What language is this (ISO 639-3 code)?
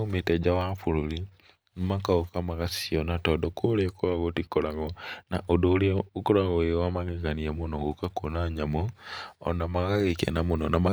kik